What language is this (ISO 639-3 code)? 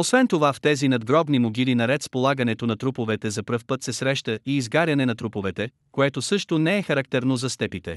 bul